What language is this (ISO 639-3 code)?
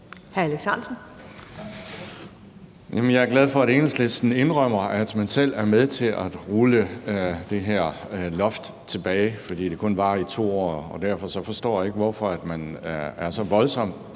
dan